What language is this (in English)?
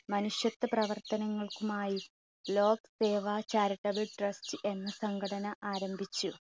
Malayalam